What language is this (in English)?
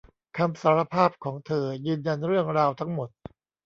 Thai